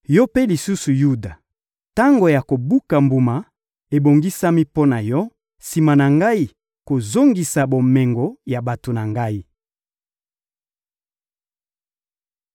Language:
Lingala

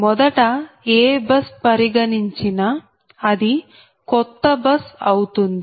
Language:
Telugu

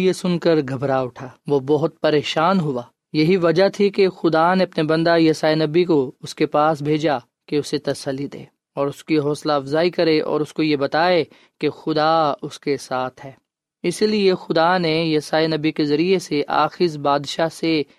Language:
Urdu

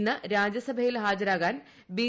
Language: Malayalam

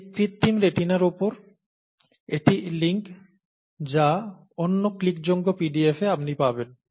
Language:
Bangla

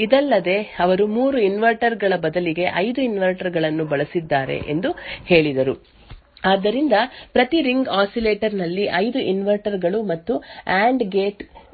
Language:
Kannada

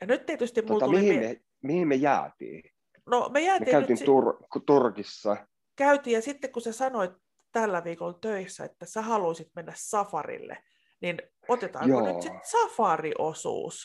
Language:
Finnish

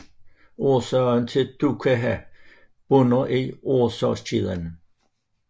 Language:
Danish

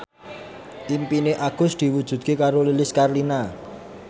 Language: Javanese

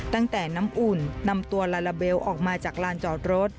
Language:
Thai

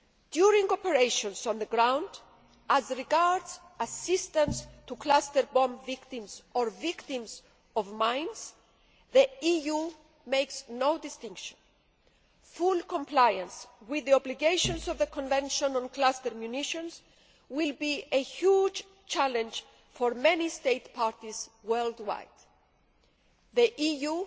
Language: English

